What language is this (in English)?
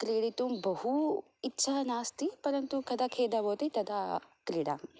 Sanskrit